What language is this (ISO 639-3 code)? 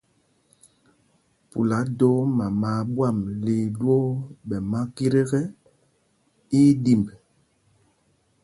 mgg